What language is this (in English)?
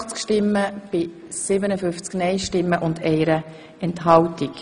Swiss German